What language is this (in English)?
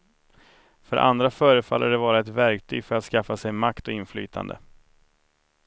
Swedish